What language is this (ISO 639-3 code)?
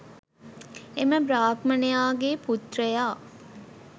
sin